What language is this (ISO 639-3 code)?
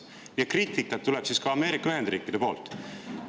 est